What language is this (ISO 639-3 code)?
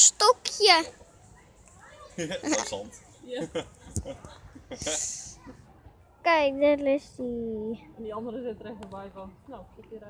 nld